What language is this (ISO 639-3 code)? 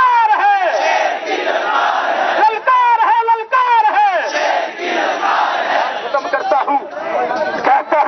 ara